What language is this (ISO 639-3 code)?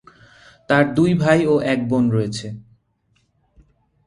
ben